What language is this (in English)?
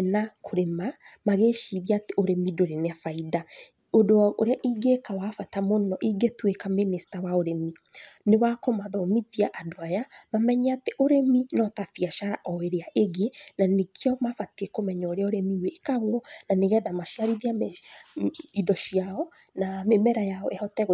Kikuyu